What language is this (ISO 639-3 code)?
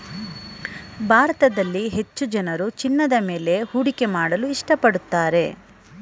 kan